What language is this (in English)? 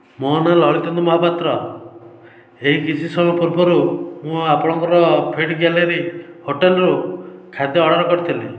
Odia